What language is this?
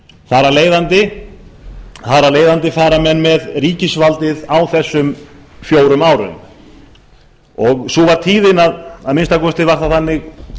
Icelandic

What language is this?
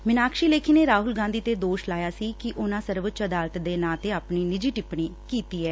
Punjabi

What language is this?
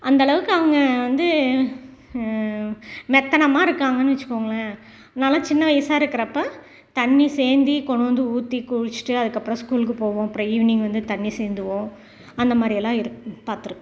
Tamil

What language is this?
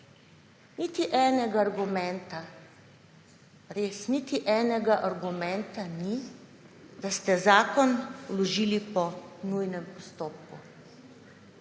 Slovenian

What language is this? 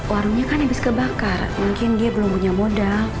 Indonesian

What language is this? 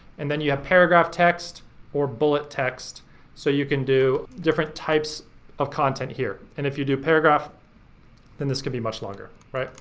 English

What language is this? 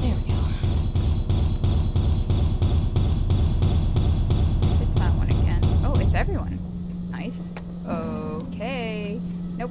English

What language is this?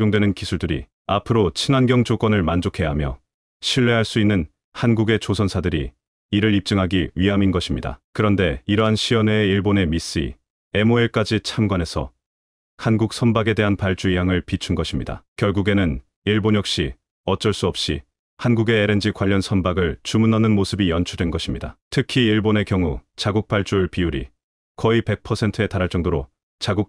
Korean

